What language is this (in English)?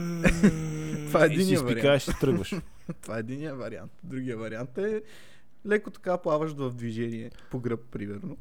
Bulgarian